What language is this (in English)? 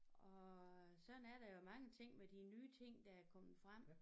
Danish